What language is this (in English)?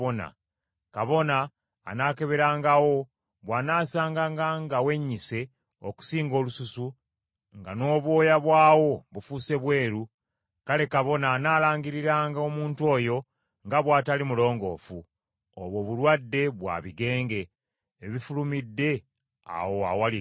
Ganda